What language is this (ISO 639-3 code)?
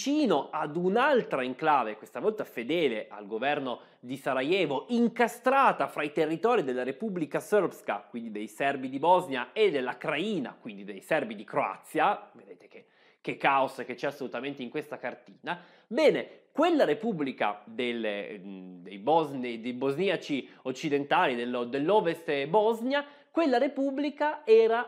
ita